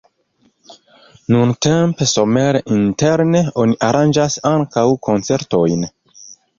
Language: Esperanto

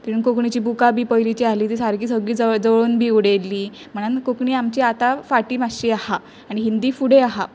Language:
Konkani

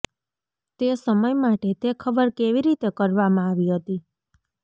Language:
Gujarati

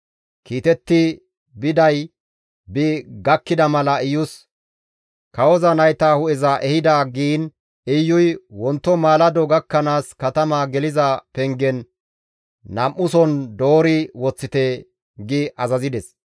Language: Gamo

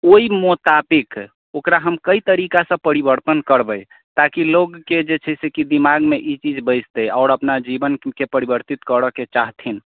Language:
Maithili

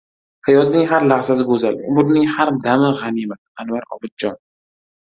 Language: Uzbek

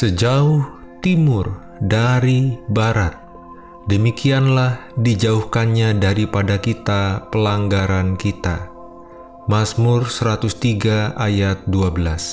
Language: Indonesian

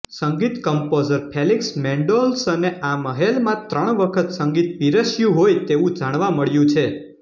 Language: Gujarati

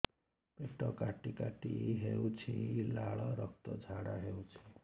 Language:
Odia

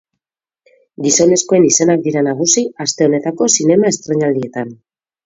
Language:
Basque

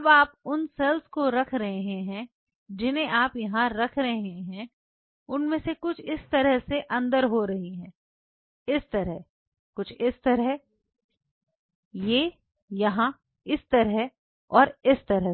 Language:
Hindi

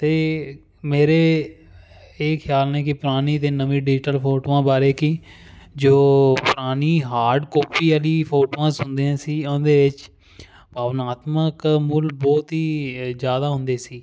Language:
Punjabi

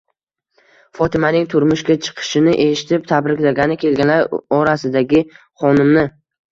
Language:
Uzbek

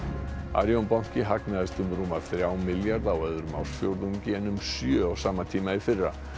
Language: Icelandic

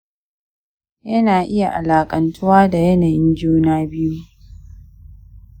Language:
Hausa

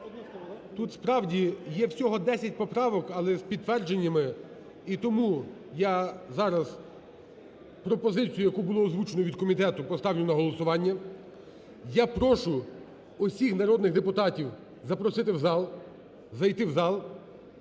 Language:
Ukrainian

